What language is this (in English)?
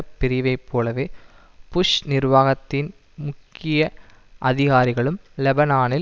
Tamil